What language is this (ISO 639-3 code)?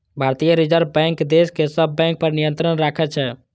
mai